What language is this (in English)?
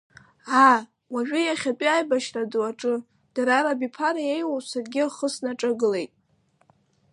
Abkhazian